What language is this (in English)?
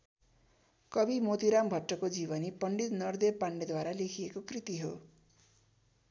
Nepali